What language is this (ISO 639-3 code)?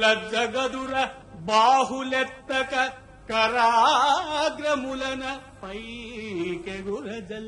ron